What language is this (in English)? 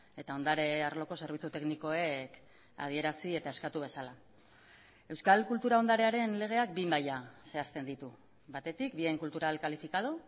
Basque